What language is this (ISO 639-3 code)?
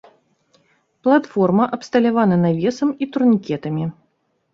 bel